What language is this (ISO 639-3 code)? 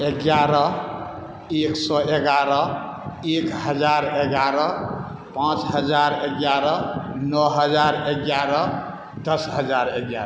mai